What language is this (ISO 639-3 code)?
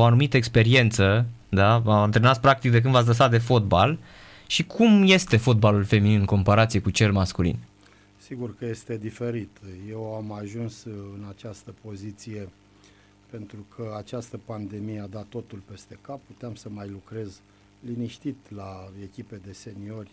ron